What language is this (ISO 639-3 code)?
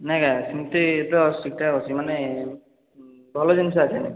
ori